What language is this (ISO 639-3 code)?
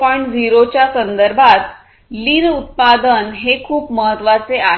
mar